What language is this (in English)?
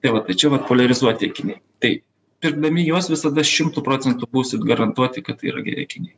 Lithuanian